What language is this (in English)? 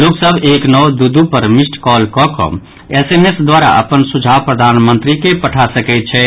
Maithili